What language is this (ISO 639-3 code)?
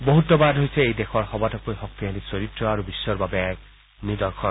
asm